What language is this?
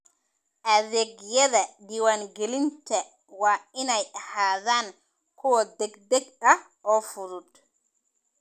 Somali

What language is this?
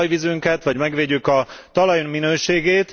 Hungarian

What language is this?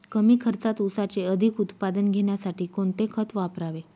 Marathi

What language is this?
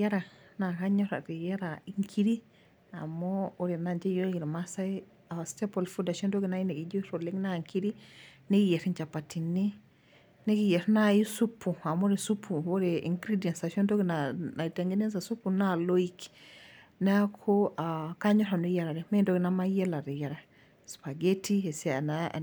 Masai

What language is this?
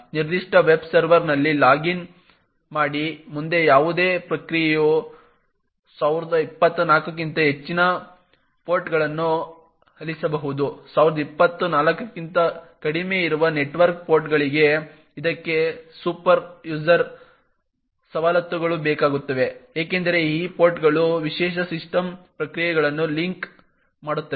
Kannada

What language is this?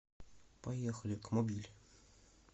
Russian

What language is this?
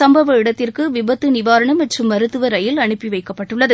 Tamil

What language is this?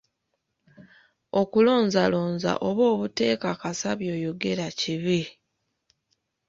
Ganda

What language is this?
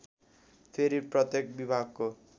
Nepali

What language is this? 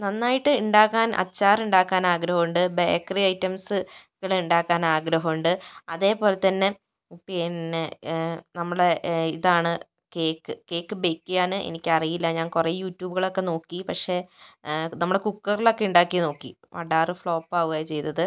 Malayalam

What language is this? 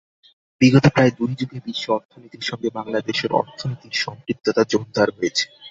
Bangla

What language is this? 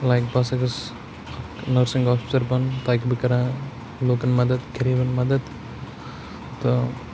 Kashmiri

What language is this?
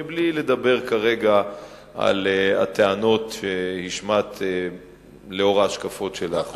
Hebrew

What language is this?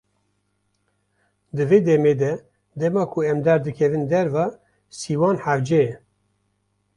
Kurdish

